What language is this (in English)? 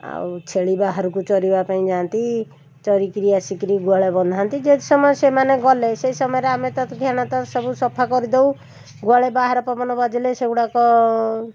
Odia